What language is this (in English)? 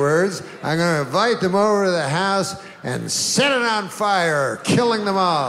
Danish